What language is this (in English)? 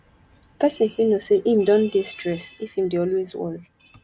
Nigerian Pidgin